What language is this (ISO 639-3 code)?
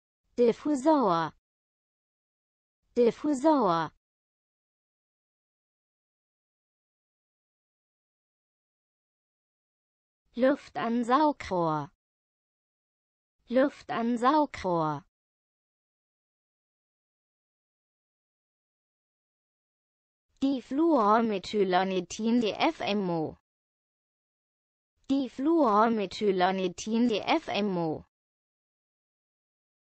deu